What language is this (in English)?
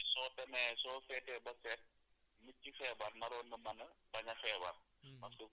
Wolof